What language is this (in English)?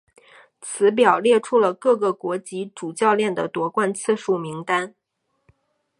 Chinese